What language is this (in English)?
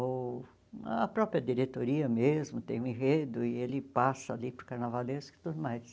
Portuguese